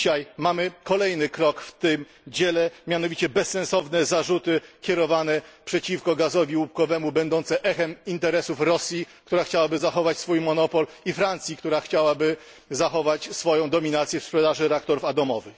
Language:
Polish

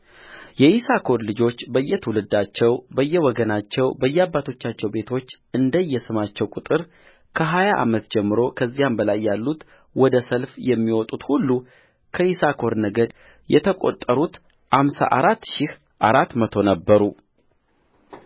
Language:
Amharic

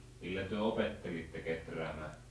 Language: Finnish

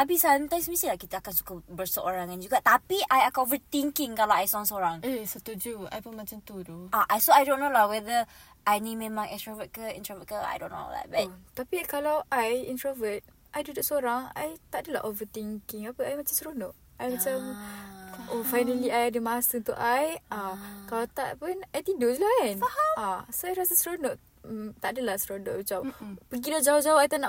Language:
Malay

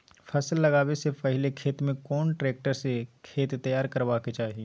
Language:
Maithili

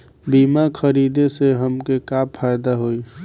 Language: Bhojpuri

